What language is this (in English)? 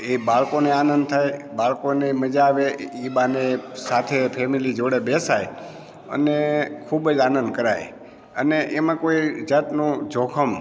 Gujarati